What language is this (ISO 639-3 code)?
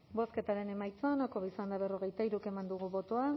eus